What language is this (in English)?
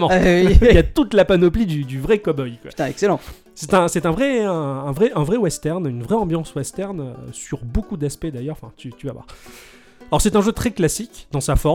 French